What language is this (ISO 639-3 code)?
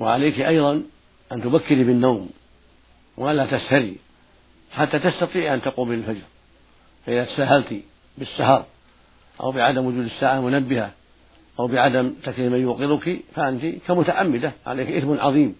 ara